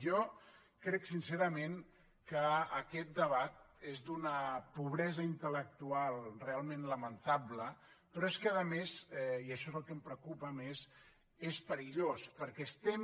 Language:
Catalan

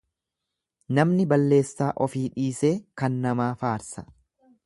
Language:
Oromo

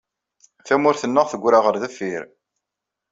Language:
Kabyle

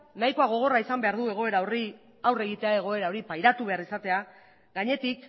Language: Basque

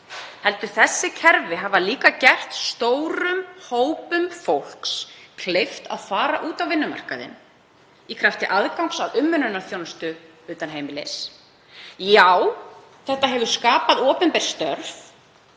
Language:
Icelandic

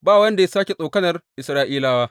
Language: Hausa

